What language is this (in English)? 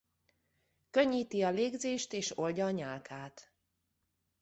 Hungarian